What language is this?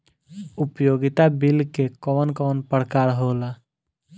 Bhojpuri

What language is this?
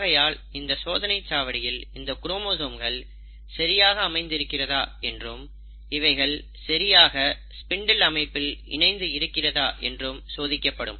Tamil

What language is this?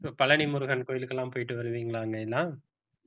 Tamil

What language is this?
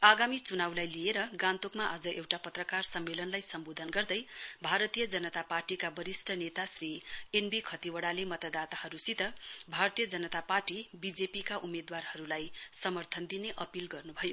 Nepali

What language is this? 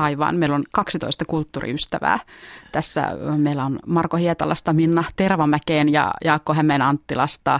Finnish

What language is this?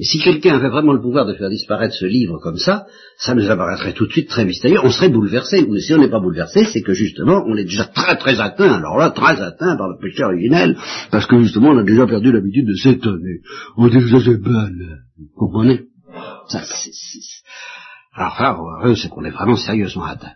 French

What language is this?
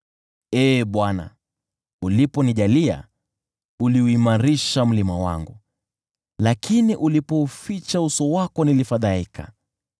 Swahili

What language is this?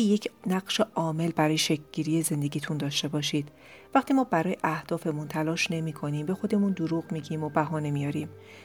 Persian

